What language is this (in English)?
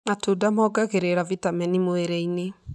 Kikuyu